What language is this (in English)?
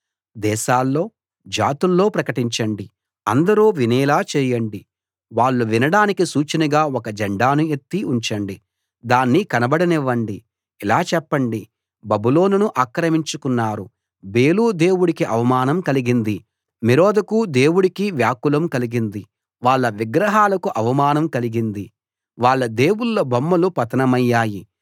Telugu